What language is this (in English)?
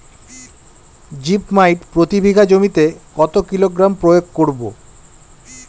Bangla